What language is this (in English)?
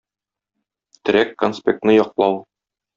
Tatar